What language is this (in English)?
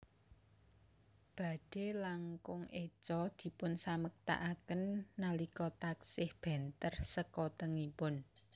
Javanese